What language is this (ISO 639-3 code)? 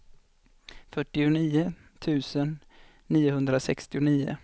swe